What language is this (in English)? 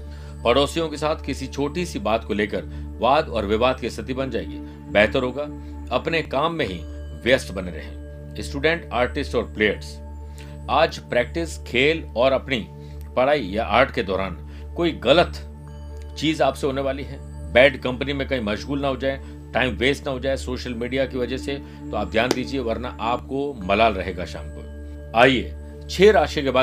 Hindi